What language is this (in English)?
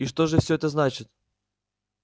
Russian